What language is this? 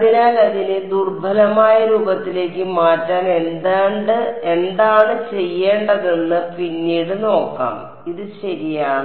Malayalam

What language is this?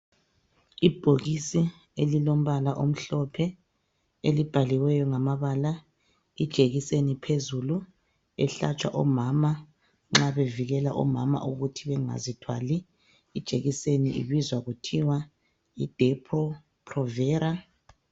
North Ndebele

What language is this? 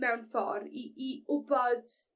Welsh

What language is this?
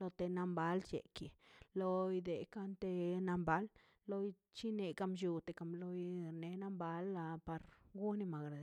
Mazaltepec Zapotec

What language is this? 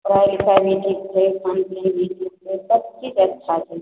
Maithili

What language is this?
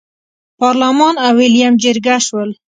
Pashto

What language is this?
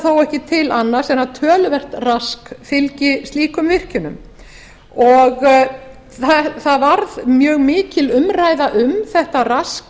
Icelandic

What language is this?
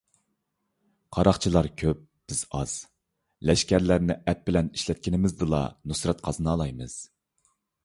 Uyghur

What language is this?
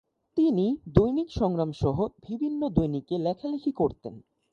Bangla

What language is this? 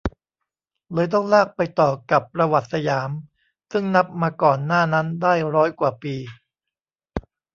Thai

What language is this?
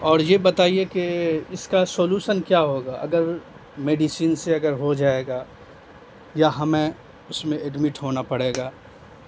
Urdu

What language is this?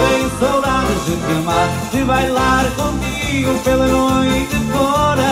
Portuguese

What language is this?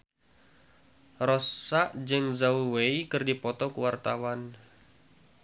Sundanese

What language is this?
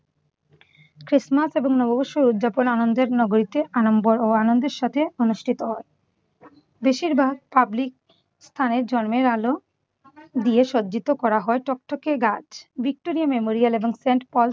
Bangla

